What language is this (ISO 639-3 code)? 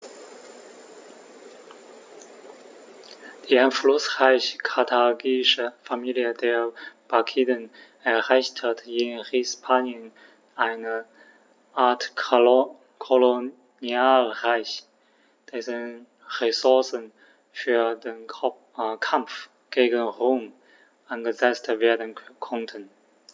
deu